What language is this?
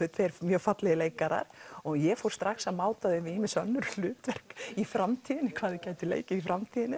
Icelandic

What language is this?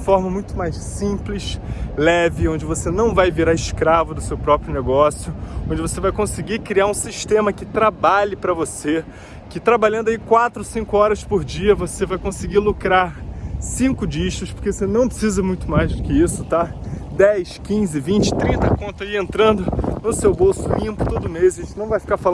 Portuguese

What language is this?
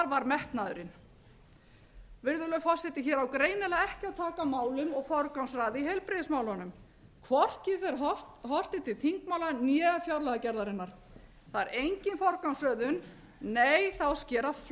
Icelandic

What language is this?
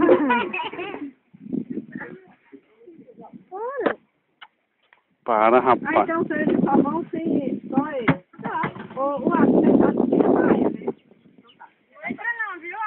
Portuguese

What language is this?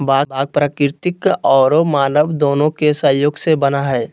Magahi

